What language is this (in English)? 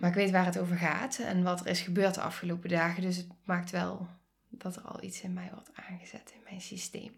Dutch